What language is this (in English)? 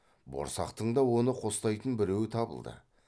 Kazakh